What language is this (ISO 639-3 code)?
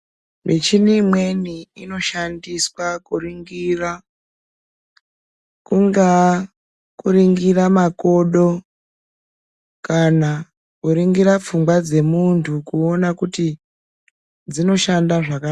ndc